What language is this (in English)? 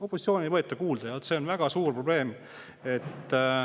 Estonian